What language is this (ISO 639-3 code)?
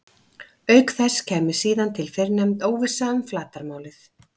isl